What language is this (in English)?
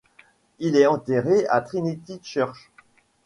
French